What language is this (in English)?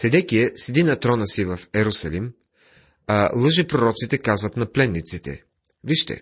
Bulgarian